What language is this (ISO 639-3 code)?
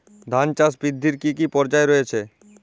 ben